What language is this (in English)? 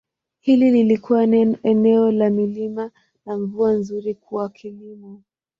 Swahili